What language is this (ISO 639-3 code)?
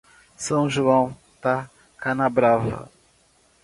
por